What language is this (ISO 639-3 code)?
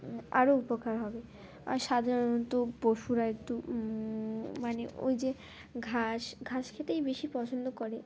ben